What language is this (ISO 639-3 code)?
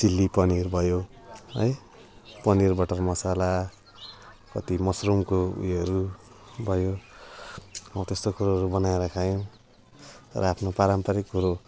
nep